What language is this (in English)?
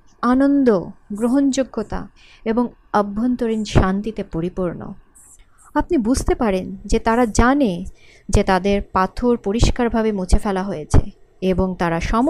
Bangla